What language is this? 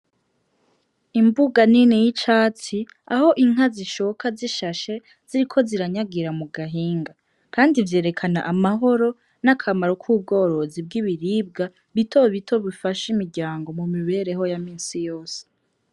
Rundi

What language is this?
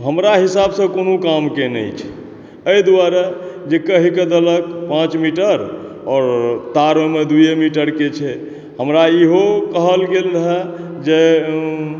Maithili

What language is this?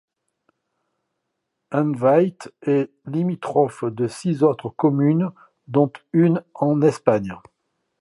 French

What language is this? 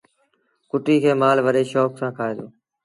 Sindhi Bhil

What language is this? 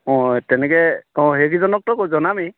Assamese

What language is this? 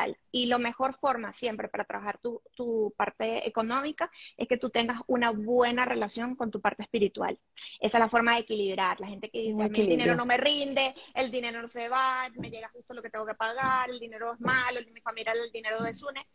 Spanish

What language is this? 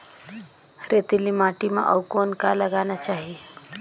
Chhattisgarhi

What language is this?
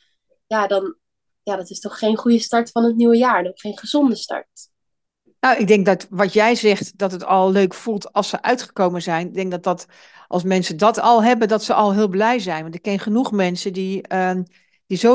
Dutch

